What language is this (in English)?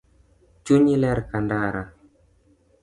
Luo (Kenya and Tanzania)